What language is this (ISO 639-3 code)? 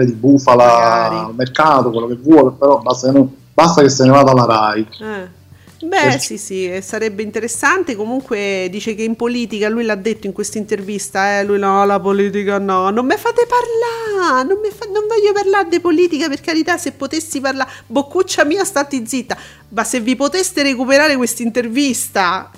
ita